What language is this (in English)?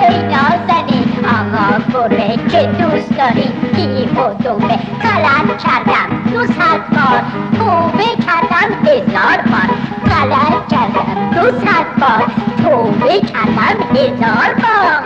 Persian